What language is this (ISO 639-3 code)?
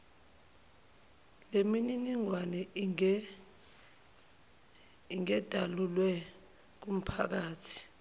zul